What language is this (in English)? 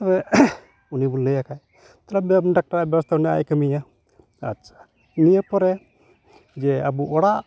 Santali